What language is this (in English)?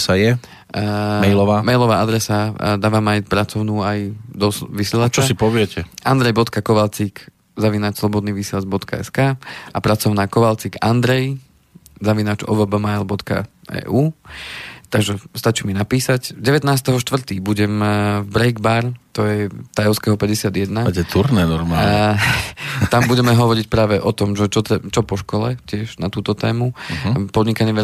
Slovak